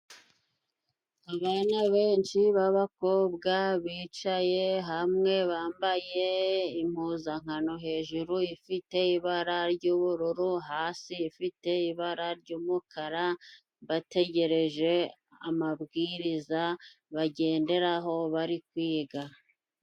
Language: Kinyarwanda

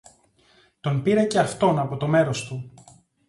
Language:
Greek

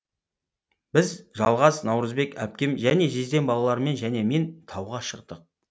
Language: Kazakh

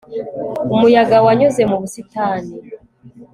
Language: Kinyarwanda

